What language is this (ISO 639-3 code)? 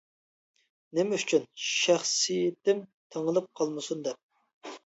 uig